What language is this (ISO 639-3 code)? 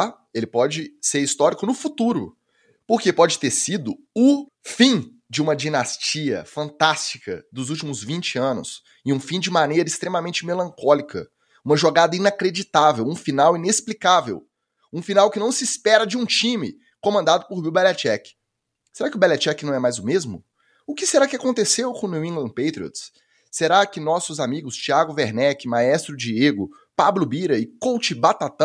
por